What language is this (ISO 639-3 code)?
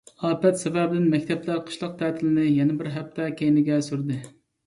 uig